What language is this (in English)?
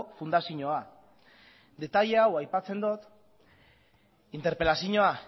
Basque